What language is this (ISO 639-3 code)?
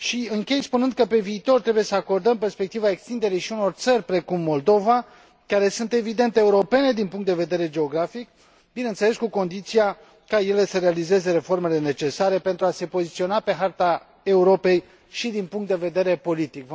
ron